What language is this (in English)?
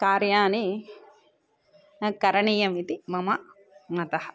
Sanskrit